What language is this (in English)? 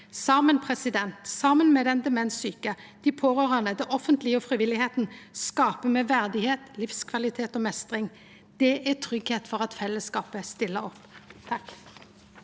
Norwegian